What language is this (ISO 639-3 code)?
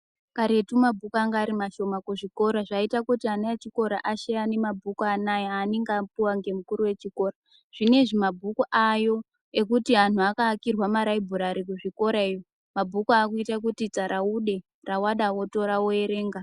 ndc